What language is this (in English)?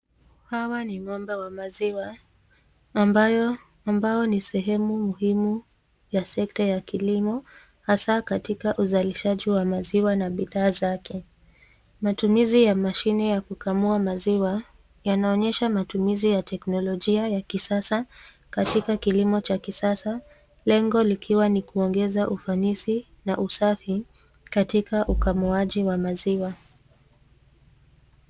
Swahili